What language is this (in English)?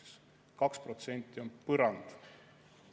Estonian